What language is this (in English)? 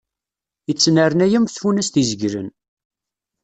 Kabyle